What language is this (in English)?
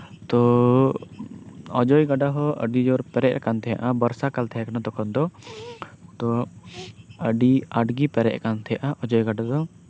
Santali